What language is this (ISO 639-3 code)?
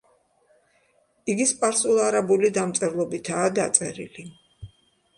kat